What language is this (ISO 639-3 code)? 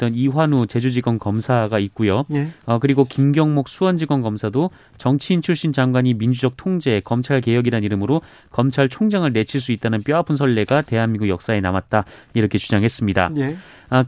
kor